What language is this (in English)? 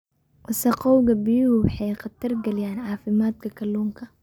Somali